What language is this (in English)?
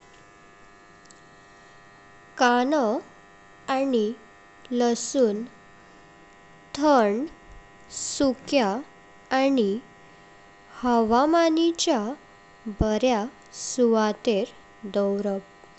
Konkani